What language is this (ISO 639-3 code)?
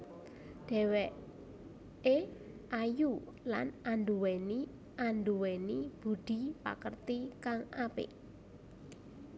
jav